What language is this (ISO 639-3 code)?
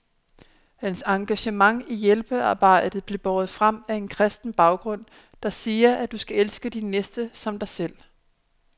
dan